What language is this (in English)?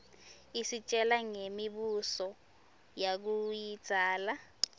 Swati